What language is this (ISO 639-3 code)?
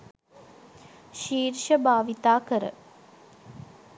sin